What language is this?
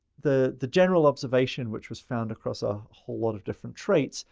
English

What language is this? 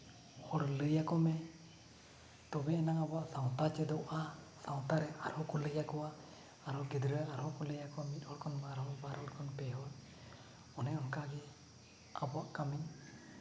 Santali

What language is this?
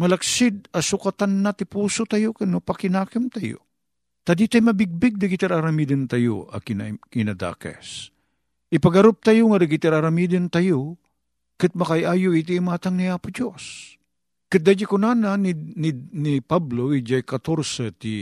Filipino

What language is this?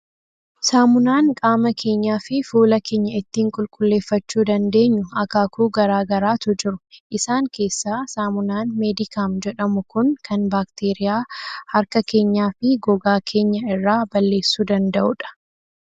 Oromo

